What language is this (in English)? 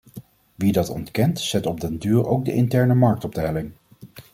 Dutch